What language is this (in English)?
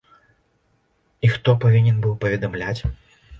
Belarusian